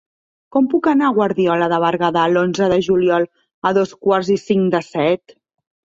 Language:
Catalan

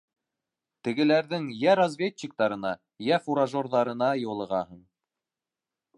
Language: Bashkir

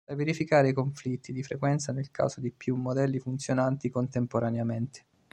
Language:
Italian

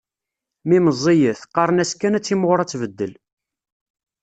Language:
Kabyle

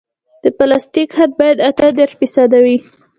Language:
Pashto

